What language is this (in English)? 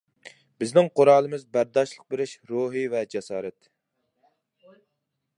Uyghur